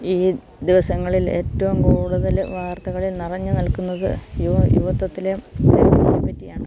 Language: Malayalam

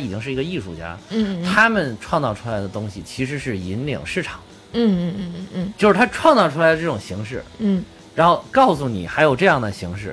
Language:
Chinese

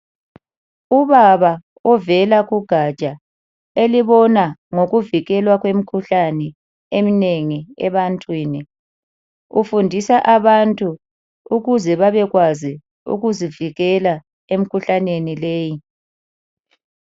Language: North Ndebele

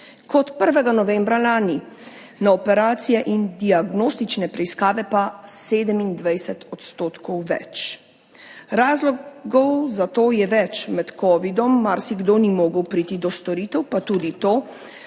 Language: Slovenian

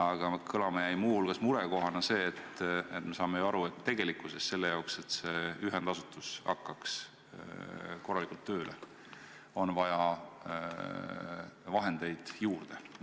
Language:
Estonian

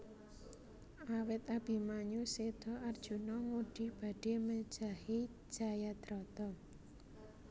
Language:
Javanese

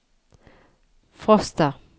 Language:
Norwegian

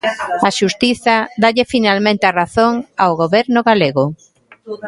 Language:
Galician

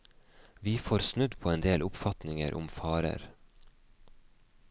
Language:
Norwegian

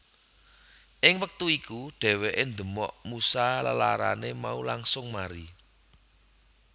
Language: Javanese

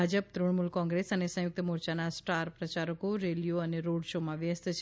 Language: Gujarati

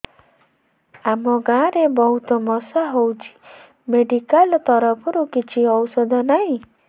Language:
Odia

